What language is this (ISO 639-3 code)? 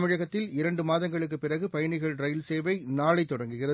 tam